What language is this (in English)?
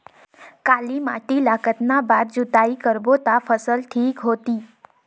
Chhattisgarhi